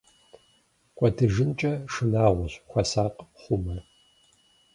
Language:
Kabardian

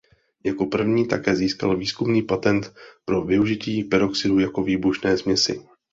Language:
Czech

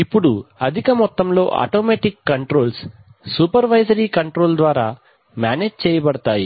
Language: Telugu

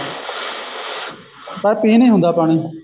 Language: Punjabi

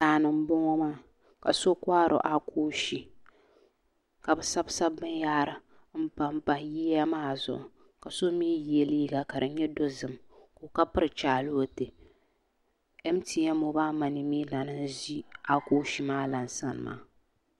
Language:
Dagbani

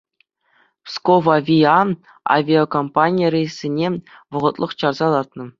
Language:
Chuvash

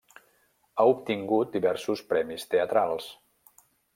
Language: Catalan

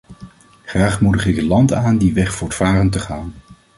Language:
Dutch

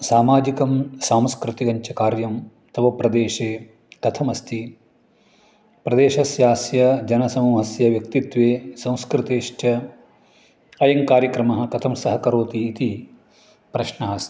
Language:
Sanskrit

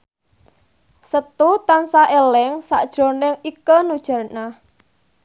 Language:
Javanese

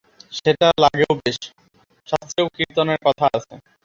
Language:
Bangla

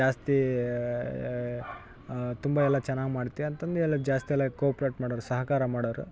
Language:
Kannada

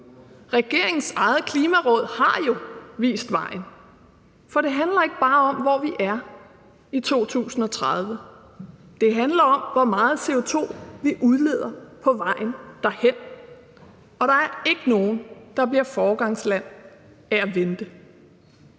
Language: Danish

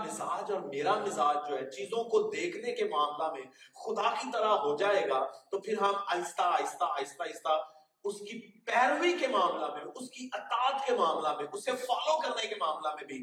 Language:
Urdu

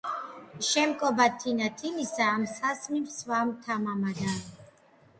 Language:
Georgian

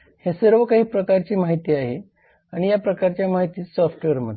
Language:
Marathi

